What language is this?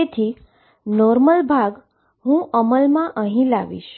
Gujarati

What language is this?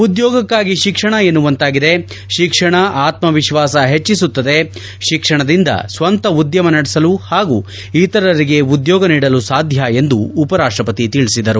Kannada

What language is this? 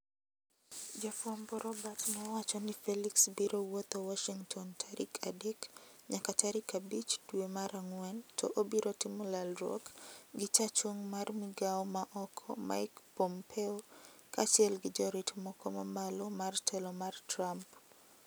Luo (Kenya and Tanzania)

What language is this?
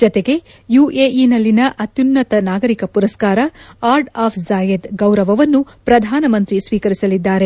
Kannada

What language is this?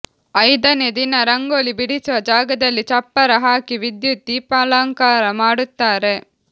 Kannada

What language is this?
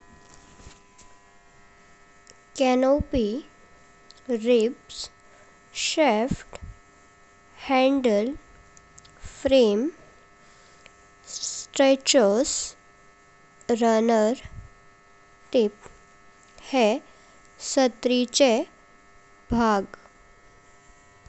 Konkani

